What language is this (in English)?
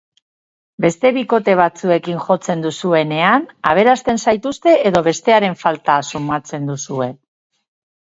Basque